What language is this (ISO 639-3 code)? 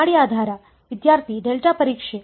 kan